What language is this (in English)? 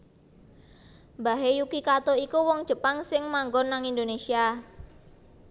Javanese